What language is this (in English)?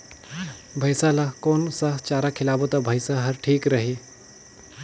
Chhattisgarhi